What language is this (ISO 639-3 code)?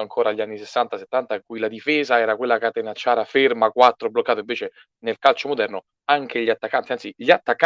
ita